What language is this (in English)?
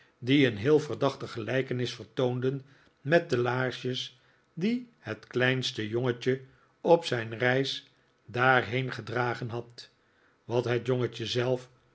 Dutch